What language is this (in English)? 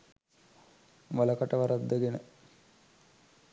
Sinhala